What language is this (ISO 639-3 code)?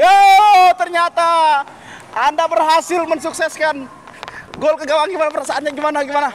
ind